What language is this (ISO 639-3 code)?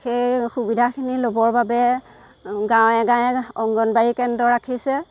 asm